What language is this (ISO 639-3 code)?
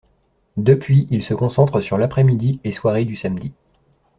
fra